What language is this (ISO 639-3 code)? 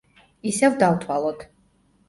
kat